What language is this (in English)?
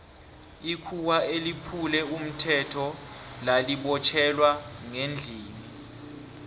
South Ndebele